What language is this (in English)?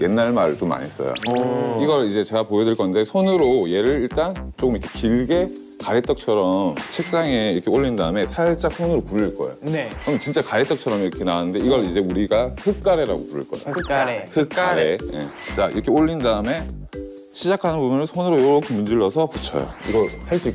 Korean